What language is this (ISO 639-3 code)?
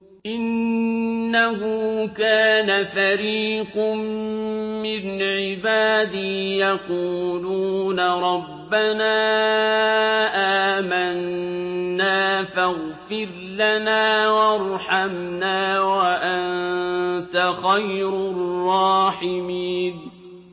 ara